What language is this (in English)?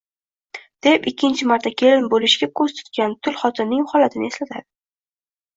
Uzbek